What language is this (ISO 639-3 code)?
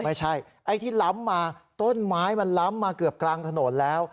tha